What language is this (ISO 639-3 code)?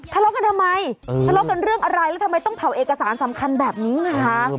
tha